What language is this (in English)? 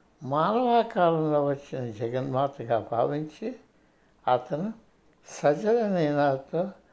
Telugu